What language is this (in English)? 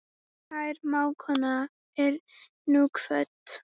Icelandic